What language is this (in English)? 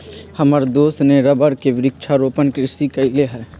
Magahi